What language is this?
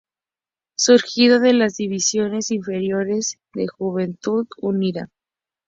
Spanish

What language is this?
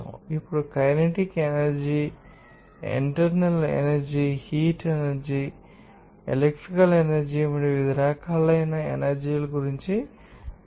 Telugu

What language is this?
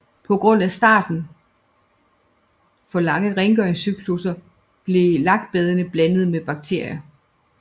Danish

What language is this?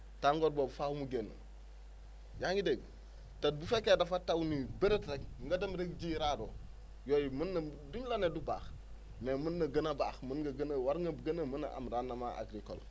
Wolof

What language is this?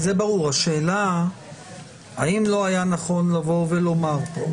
Hebrew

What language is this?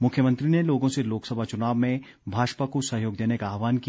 Hindi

